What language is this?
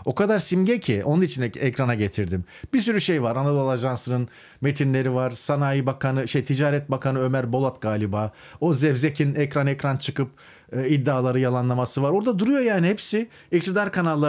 Turkish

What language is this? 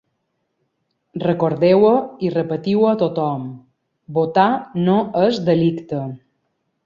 Catalan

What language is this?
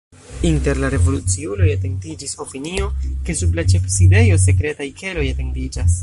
Esperanto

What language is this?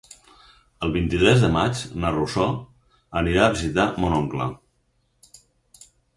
Catalan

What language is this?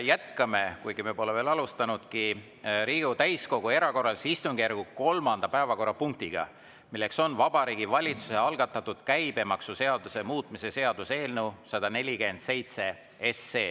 Estonian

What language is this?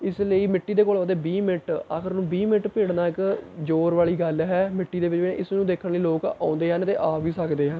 Punjabi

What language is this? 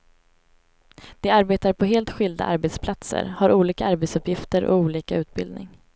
Swedish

